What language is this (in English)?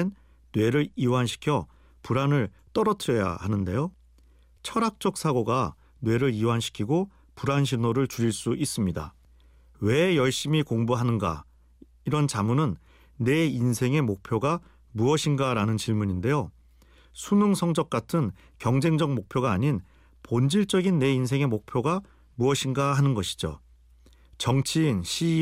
Korean